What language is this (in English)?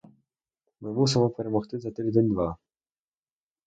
Ukrainian